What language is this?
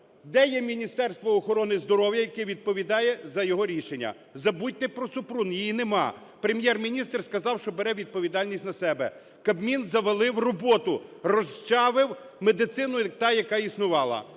Ukrainian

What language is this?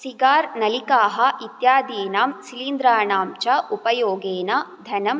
Sanskrit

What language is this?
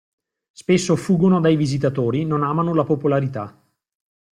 Italian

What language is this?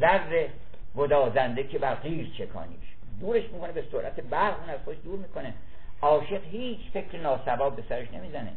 Persian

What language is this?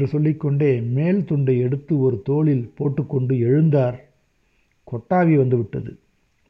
Tamil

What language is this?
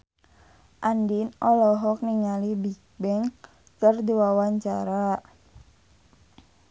Sundanese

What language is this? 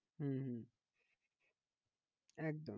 Bangla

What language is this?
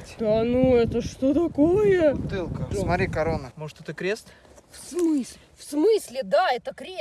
Russian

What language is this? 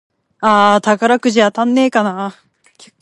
Japanese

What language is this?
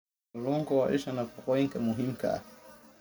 Somali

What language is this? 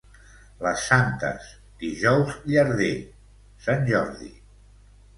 Catalan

